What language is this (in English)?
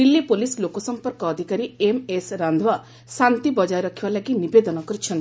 Odia